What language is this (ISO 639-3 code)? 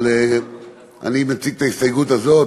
heb